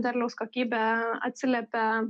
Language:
Lithuanian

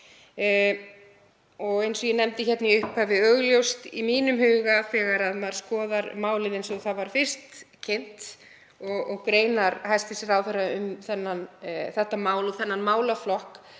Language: Icelandic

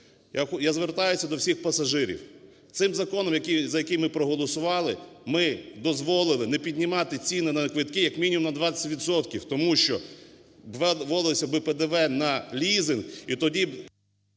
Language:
Ukrainian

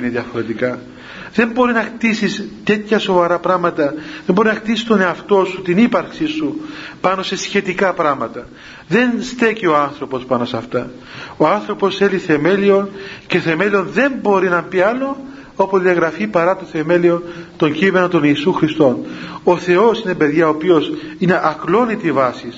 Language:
Greek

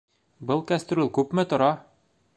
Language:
Bashkir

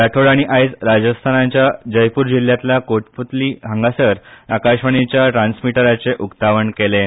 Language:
Konkani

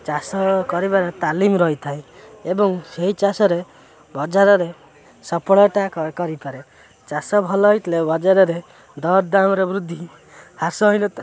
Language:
Odia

